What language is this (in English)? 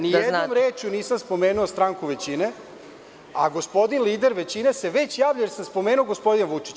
Serbian